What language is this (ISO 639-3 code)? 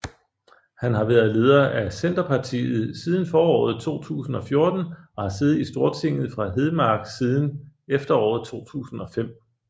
dan